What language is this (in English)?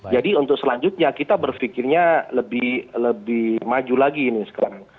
Indonesian